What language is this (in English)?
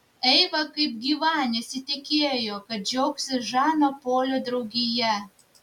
Lithuanian